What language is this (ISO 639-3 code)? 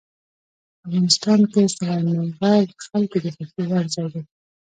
pus